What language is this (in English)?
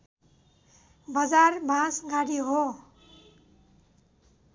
Nepali